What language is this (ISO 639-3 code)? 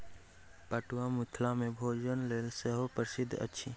mai